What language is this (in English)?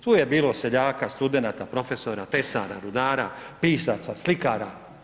Croatian